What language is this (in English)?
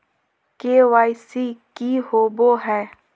Magahi